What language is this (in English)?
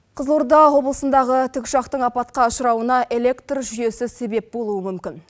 Kazakh